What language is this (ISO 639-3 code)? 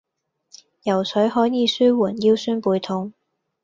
yue